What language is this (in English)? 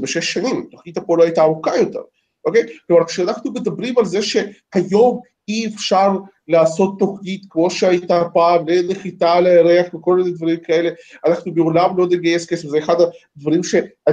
Hebrew